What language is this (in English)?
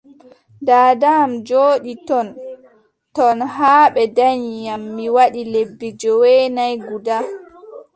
Adamawa Fulfulde